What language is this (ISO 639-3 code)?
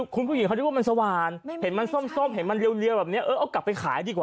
tha